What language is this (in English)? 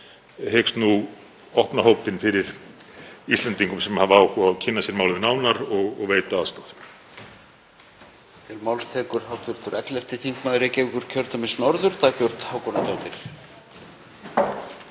Icelandic